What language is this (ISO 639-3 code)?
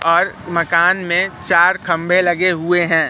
hin